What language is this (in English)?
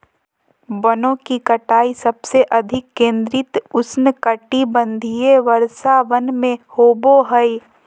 Magahi